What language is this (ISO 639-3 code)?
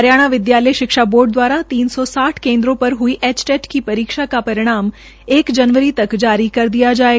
hin